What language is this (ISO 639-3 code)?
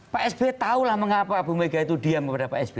ind